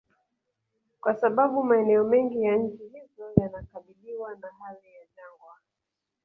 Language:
Swahili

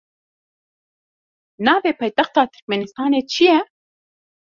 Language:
Kurdish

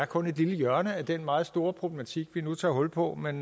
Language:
Danish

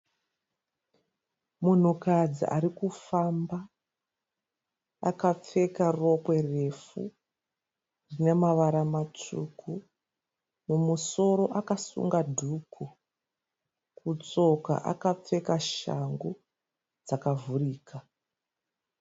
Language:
Shona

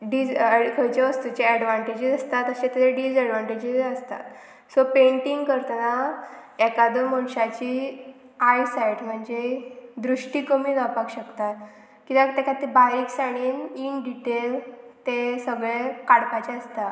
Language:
Konkani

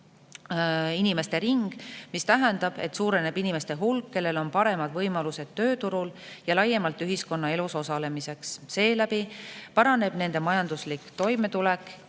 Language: Estonian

